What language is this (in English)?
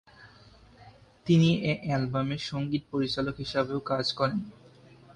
Bangla